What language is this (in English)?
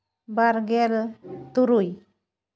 Santali